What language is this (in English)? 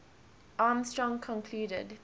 English